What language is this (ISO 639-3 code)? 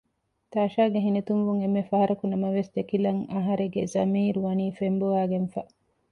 div